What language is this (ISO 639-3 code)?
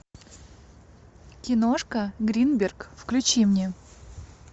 rus